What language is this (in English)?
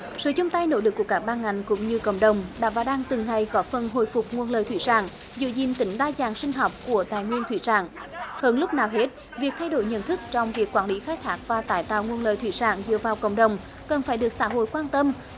Vietnamese